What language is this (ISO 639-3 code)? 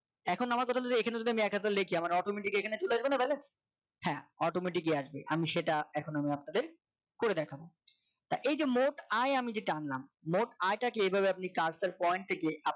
ben